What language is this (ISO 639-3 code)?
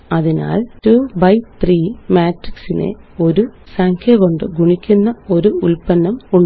mal